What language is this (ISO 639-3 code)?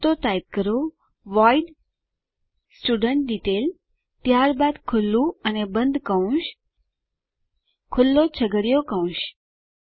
guj